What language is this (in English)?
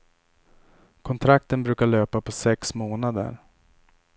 Swedish